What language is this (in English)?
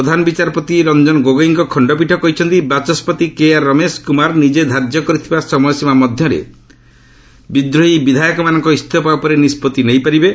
Odia